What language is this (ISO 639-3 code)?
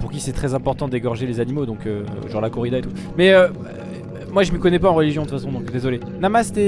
fra